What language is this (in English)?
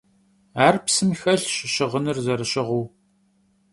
Kabardian